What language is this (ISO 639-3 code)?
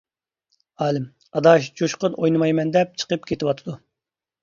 uig